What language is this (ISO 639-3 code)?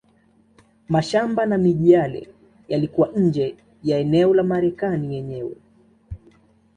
swa